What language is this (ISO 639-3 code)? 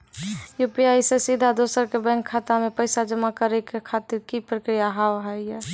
mai